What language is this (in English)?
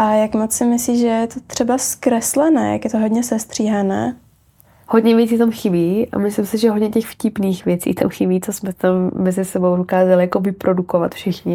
Czech